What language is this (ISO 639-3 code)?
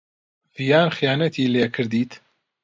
ckb